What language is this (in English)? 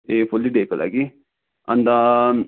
Nepali